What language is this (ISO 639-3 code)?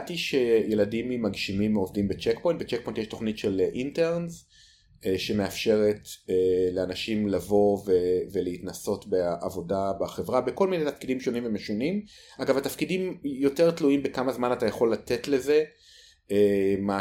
heb